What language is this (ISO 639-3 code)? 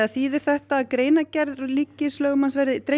isl